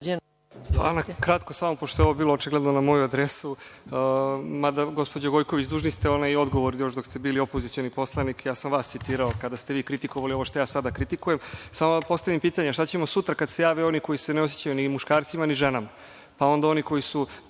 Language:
Serbian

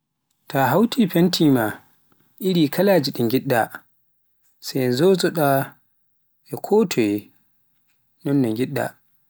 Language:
Pular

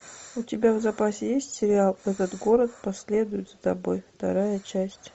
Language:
Russian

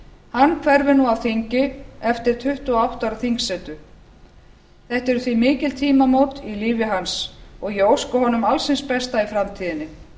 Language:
Icelandic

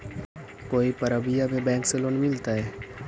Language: Magahi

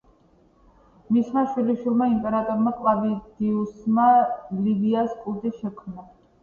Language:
Georgian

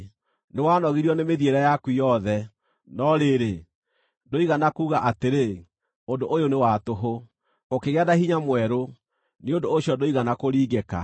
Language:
Kikuyu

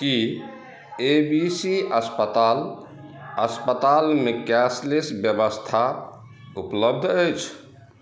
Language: Maithili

